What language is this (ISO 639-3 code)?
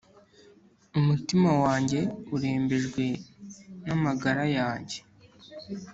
kin